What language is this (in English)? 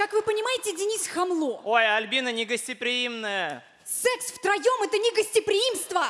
Russian